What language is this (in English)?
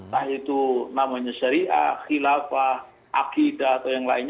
Indonesian